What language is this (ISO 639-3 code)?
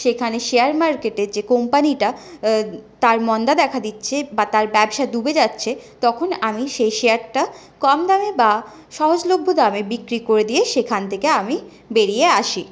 ben